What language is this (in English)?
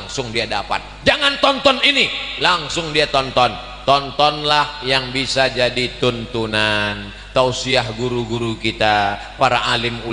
Indonesian